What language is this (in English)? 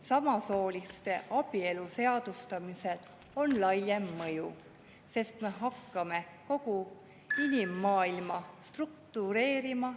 Estonian